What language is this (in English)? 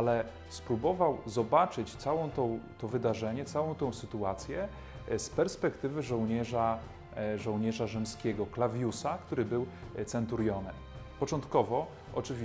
Polish